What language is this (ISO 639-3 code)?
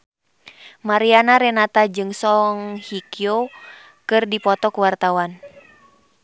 sun